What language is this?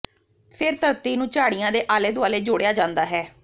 Punjabi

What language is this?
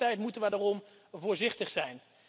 Dutch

